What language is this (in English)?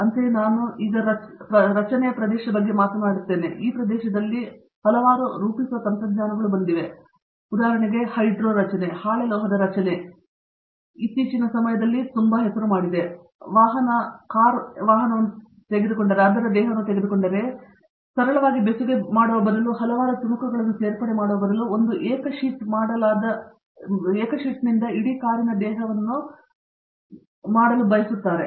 Kannada